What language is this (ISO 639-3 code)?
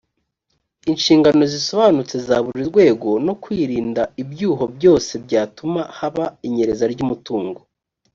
kin